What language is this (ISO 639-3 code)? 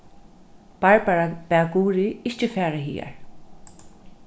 fao